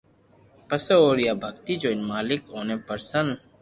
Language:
Loarki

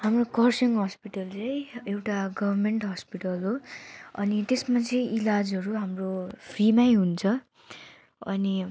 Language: Nepali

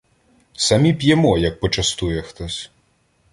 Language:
Ukrainian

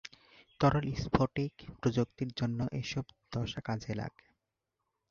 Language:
Bangla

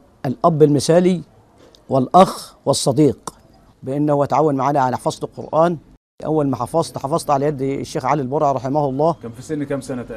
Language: Arabic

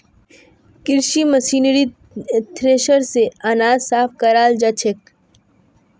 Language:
Magahi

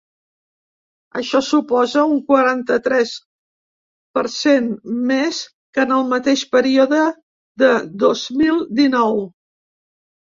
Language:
Catalan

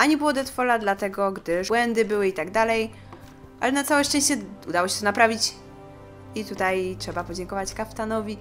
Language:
Polish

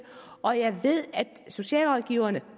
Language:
Danish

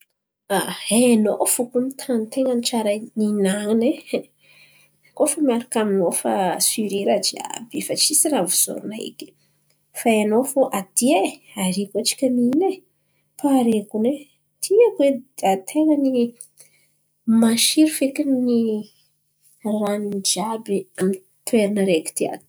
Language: Antankarana Malagasy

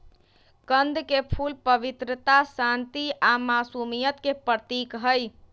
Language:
Magahi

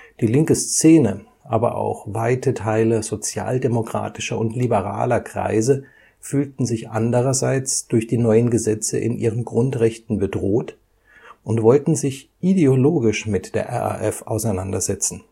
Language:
German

